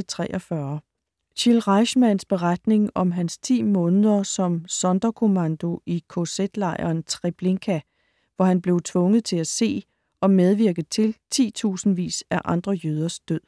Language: Danish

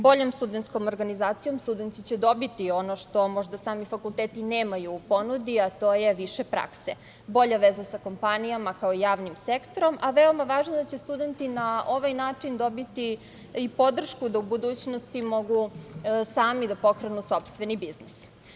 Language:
Serbian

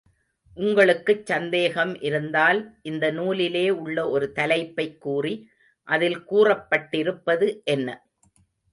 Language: Tamil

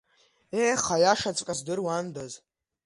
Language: Abkhazian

